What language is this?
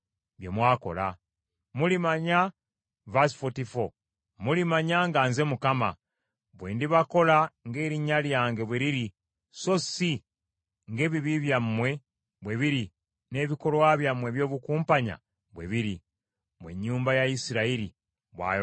Ganda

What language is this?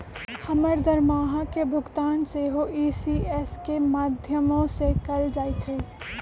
Magahi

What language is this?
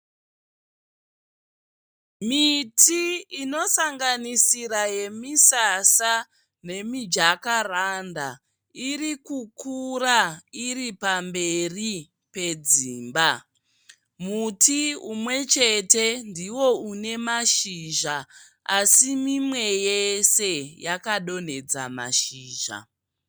Shona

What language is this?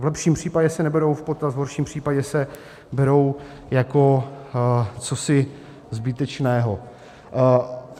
Czech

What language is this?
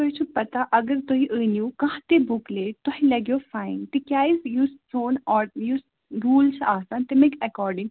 Kashmiri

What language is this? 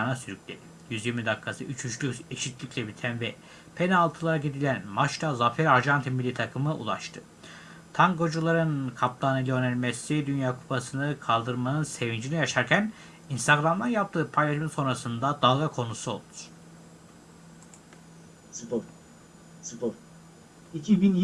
Turkish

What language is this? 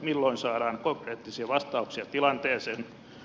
Finnish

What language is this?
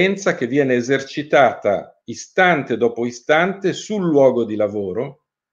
Italian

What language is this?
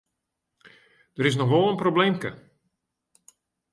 Western Frisian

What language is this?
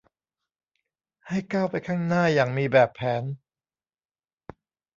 Thai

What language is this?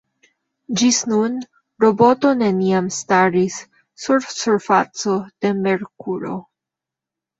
Esperanto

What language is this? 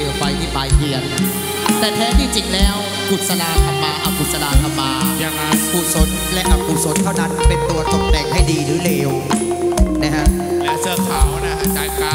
Thai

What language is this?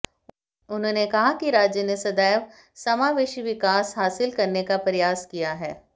Hindi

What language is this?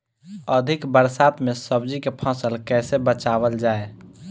Bhojpuri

